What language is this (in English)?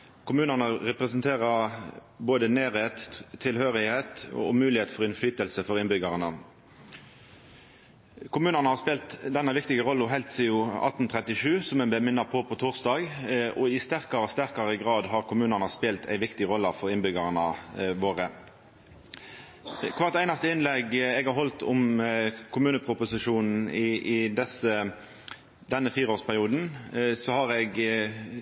Norwegian Nynorsk